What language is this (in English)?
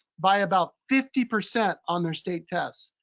English